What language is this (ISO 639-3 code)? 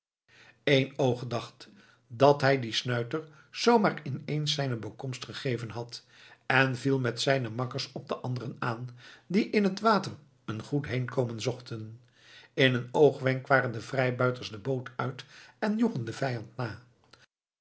nld